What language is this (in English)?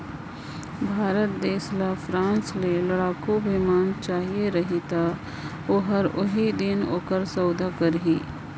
Chhattisgarhi